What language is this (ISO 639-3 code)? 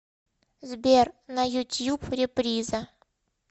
rus